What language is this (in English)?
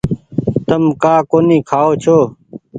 Goaria